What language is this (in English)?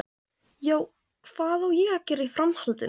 Icelandic